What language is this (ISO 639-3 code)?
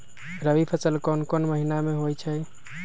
mag